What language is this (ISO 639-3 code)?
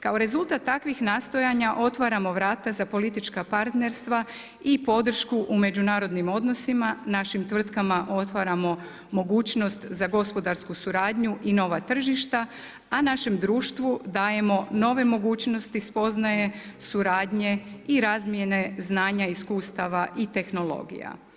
hrv